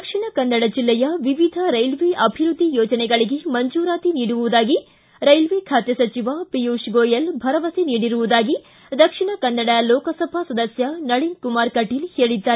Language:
Kannada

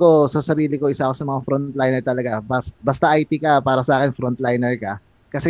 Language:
Filipino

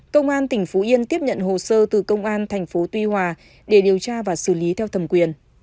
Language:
Vietnamese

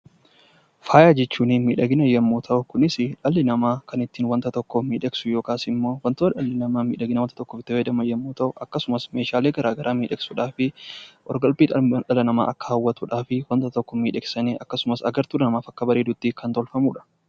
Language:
Oromo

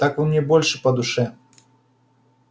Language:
Russian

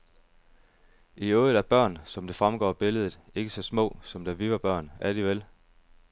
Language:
Danish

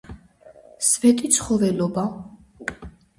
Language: Georgian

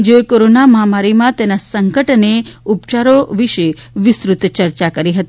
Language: Gujarati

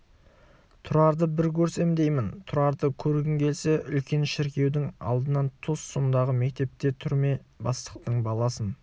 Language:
Kazakh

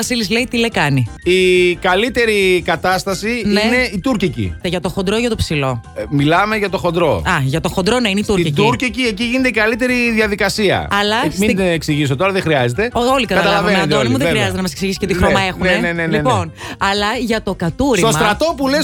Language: Greek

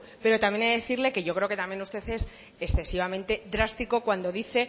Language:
Spanish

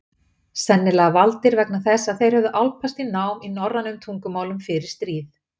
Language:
Icelandic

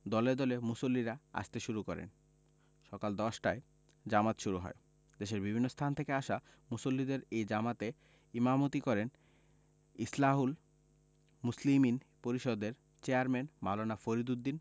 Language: Bangla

